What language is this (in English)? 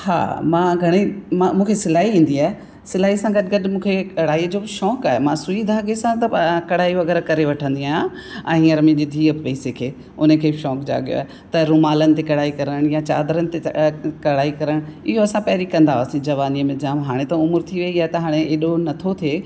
Sindhi